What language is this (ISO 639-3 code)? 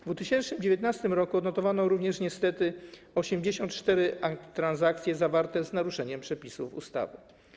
pol